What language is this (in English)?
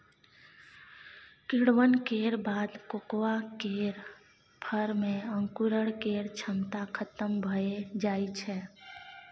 Maithili